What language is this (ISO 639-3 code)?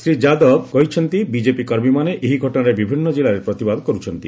ori